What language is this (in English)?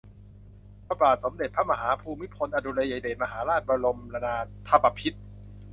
Thai